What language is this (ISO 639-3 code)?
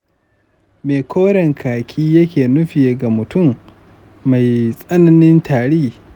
hau